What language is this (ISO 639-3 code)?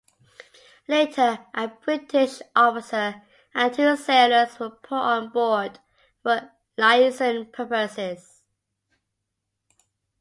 eng